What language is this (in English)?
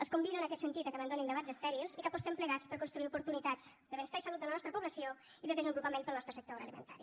Catalan